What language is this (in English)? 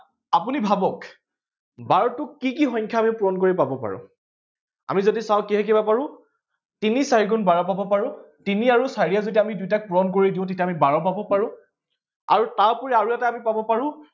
Assamese